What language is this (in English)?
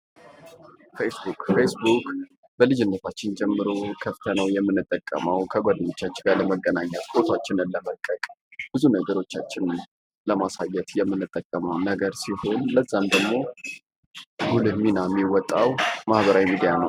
Amharic